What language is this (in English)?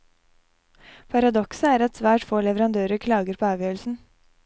Norwegian